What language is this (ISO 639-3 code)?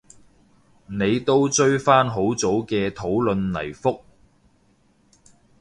yue